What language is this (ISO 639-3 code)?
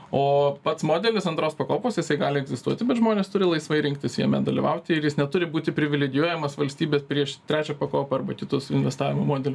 lit